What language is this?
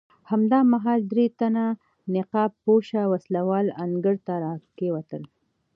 Pashto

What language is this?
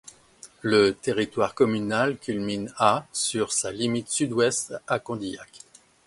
French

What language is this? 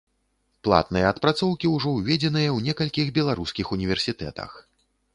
Belarusian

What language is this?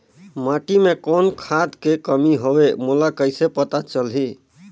Chhattisgarhi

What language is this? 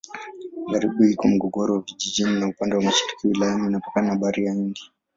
Swahili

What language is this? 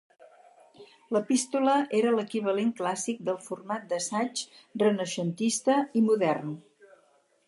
Catalan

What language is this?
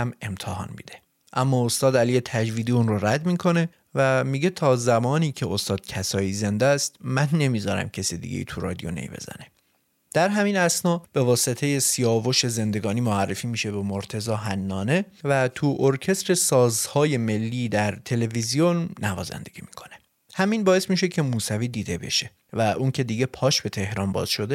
Persian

